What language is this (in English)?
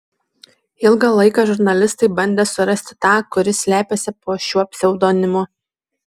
Lithuanian